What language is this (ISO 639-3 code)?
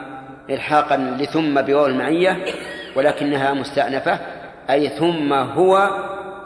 ara